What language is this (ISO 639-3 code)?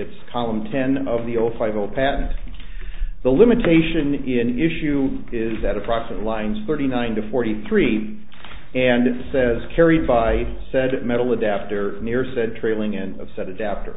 eng